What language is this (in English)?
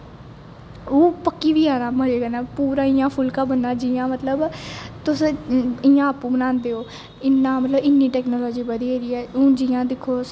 Dogri